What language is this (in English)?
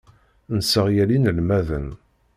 Kabyle